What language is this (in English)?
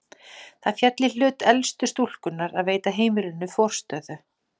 Icelandic